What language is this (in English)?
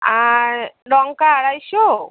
Bangla